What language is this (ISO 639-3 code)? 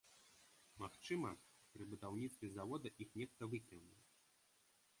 bel